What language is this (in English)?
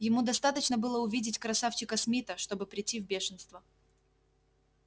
Russian